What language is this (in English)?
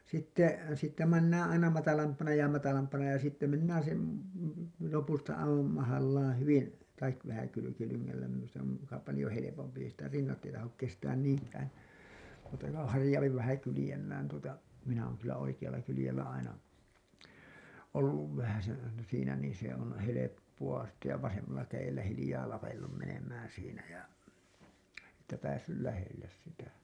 Finnish